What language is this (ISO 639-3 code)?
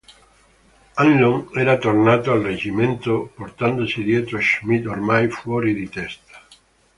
ita